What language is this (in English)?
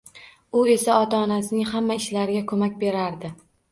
Uzbek